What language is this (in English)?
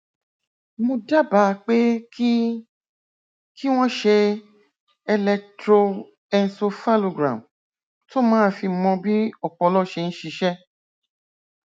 Yoruba